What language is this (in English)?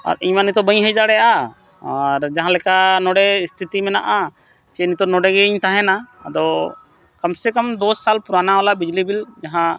Santali